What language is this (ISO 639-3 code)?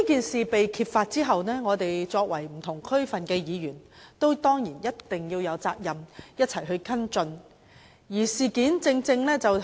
yue